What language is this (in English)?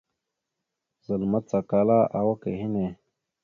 Mada (Cameroon)